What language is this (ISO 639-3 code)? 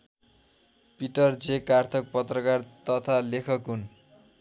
nep